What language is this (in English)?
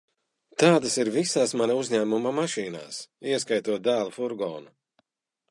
Latvian